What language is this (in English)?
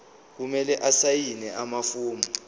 Zulu